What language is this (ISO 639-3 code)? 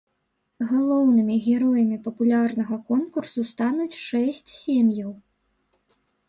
bel